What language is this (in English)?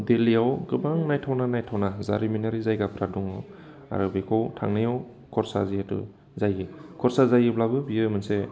Bodo